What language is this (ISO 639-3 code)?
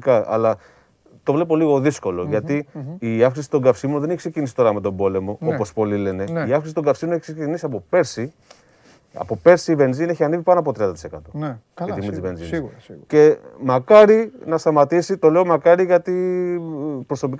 ell